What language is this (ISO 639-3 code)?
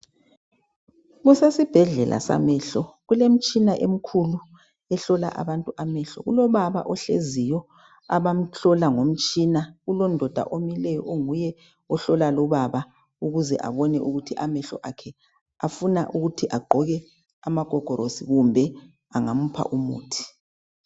nde